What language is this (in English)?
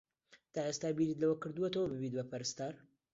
Central Kurdish